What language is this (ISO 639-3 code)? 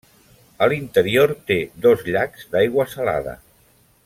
cat